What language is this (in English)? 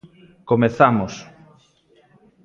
Galician